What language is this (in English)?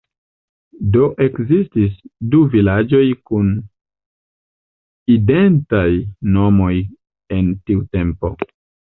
Esperanto